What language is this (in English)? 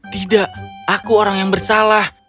Indonesian